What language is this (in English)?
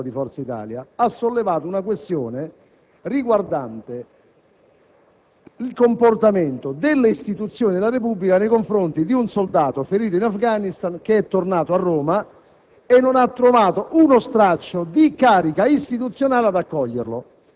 Italian